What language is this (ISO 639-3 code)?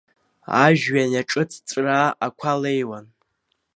abk